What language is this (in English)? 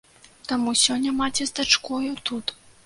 Belarusian